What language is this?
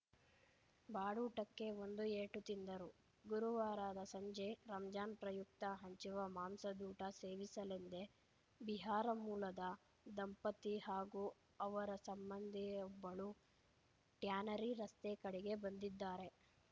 Kannada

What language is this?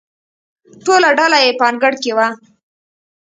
Pashto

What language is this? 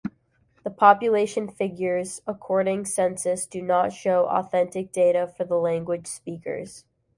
English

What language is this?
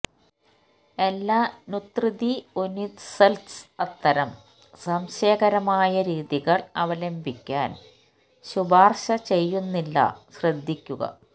Malayalam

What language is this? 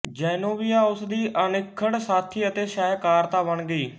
Punjabi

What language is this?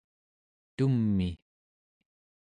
Central Yupik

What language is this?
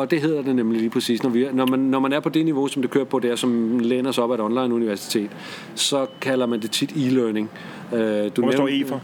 Danish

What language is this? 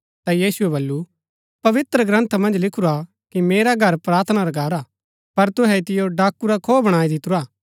Gaddi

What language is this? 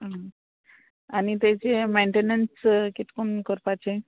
Konkani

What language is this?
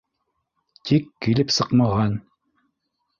Bashkir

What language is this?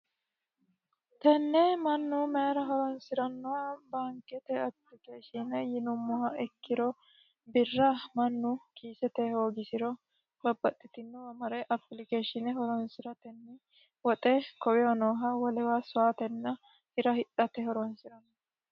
Sidamo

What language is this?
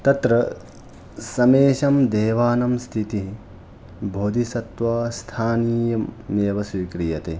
Sanskrit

